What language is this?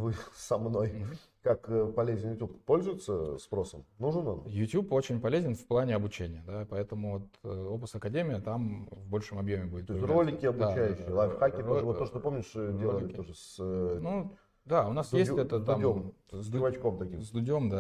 Russian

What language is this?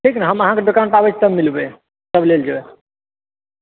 Maithili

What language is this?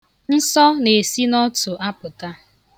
Igbo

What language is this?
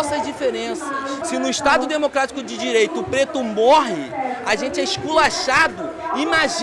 Portuguese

